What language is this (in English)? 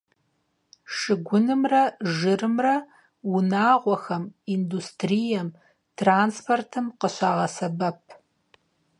Kabardian